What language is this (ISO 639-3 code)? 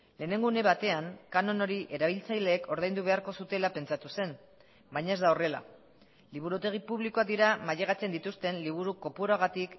eus